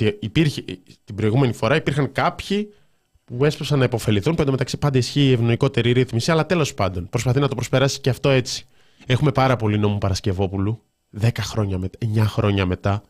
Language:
Greek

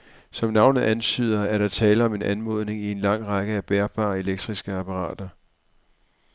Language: Danish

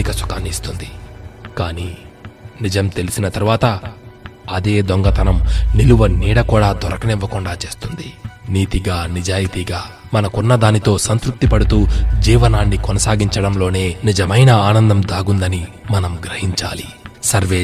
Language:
Telugu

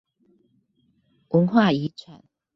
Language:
Chinese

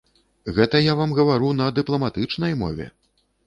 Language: Belarusian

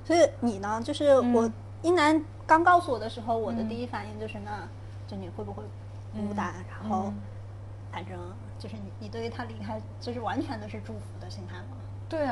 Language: Chinese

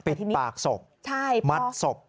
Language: Thai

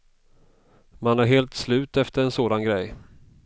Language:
Swedish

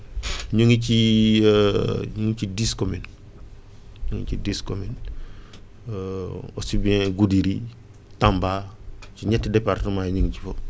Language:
Wolof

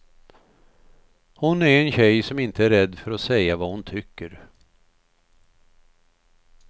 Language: Swedish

